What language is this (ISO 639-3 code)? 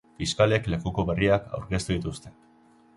eus